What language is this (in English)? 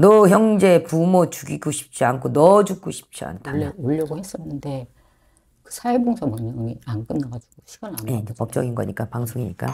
Korean